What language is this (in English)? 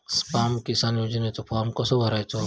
Marathi